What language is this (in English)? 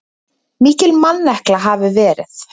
Icelandic